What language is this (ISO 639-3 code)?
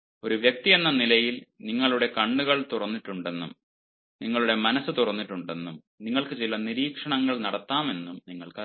mal